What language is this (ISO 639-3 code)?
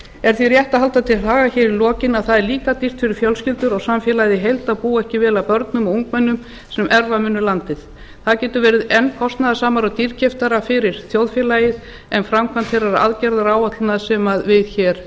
isl